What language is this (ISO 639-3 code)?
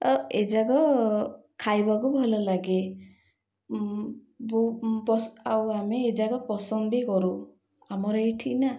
ori